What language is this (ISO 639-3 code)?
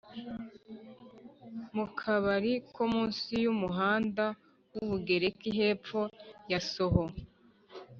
kin